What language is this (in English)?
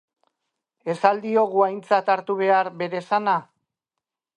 Basque